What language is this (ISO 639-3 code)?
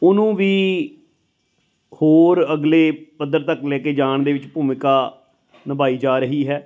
pan